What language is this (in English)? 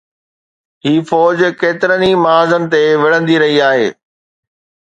Sindhi